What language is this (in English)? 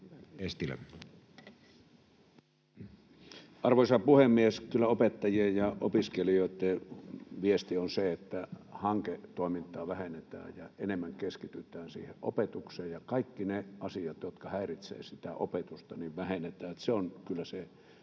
Finnish